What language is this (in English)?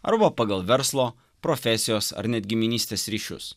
Lithuanian